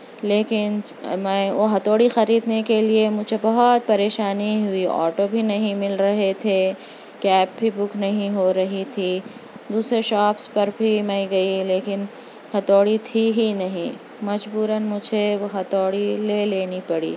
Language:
Urdu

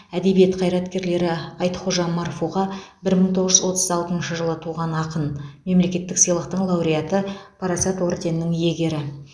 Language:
Kazakh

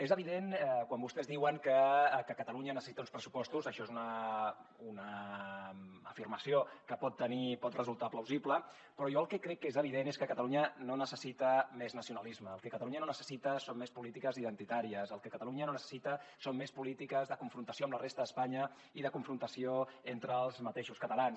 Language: Catalan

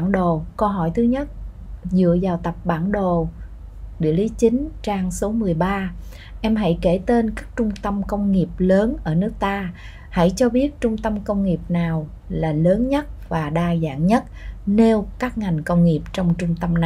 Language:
Vietnamese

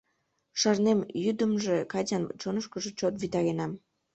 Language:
Mari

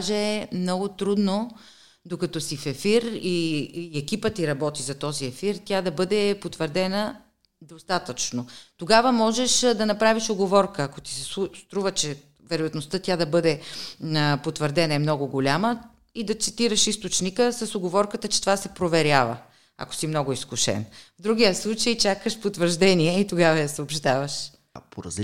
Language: Bulgarian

